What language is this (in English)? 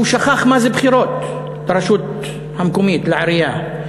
Hebrew